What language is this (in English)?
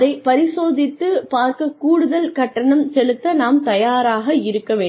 Tamil